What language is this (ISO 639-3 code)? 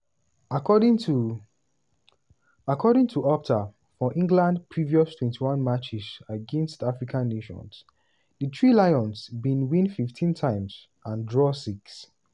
pcm